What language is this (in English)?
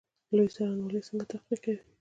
Pashto